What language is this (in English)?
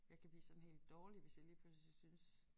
Danish